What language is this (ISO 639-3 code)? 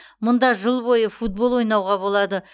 kaz